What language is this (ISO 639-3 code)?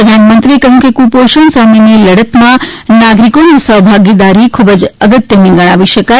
guj